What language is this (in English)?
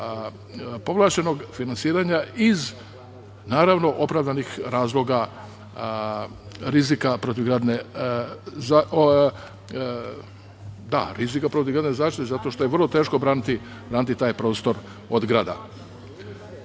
Serbian